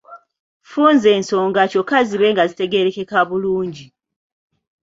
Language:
Ganda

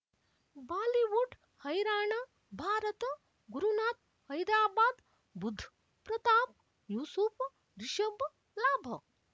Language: Kannada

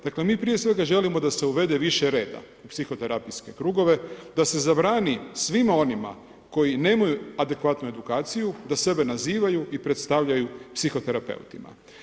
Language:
Croatian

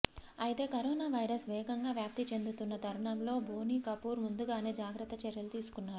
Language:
Telugu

